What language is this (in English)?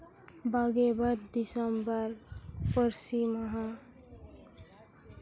Santali